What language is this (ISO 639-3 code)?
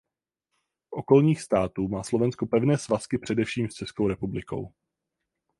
ces